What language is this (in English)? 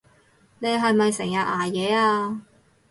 Cantonese